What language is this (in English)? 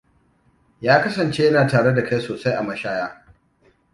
Hausa